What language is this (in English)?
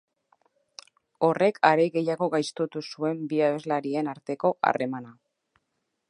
Basque